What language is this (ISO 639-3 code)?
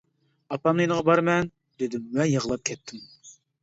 uig